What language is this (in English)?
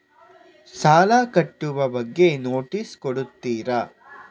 Kannada